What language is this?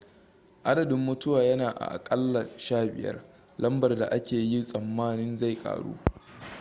Hausa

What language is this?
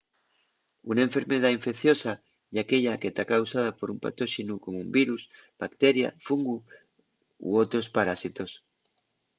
Asturian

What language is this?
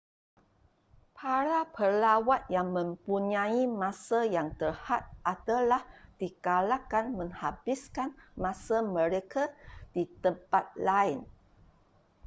Malay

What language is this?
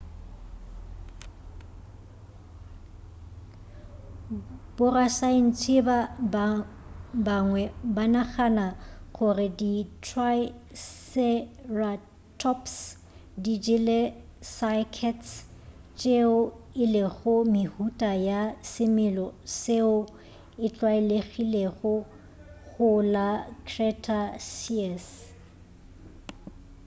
Northern Sotho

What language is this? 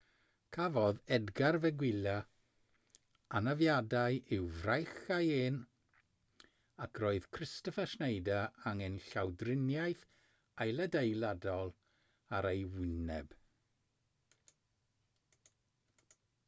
Welsh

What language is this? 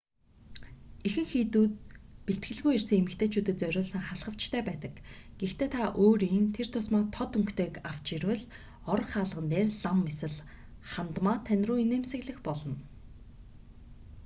Mongolian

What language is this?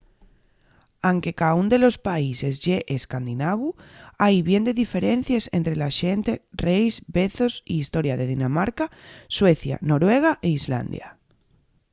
Asturian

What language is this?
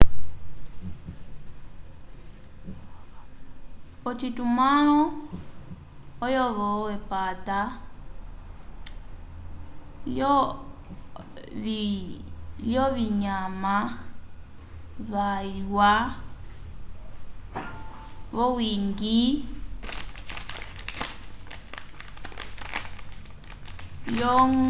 Umbundu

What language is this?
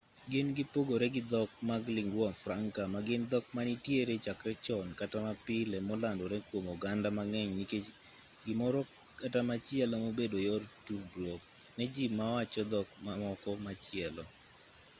Luo (Kenya and Tanzania)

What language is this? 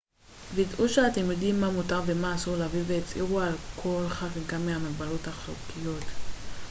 Hebrew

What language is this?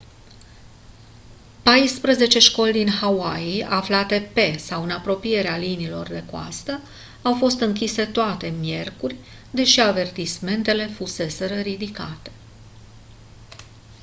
Romanian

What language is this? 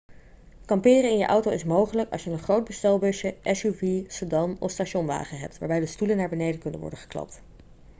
Dutch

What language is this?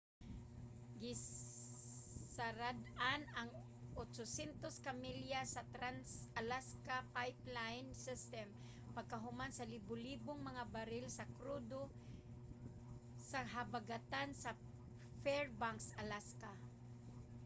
Cebuano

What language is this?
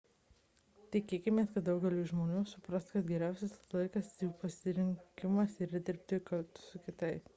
Lithuanian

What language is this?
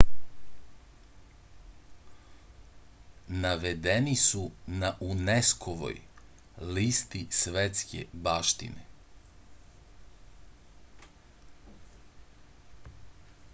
Serbian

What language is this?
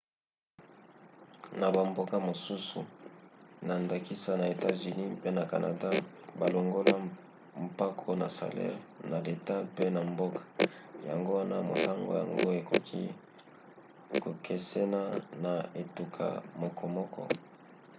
Lingala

